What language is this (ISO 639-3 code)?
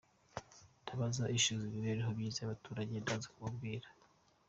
kin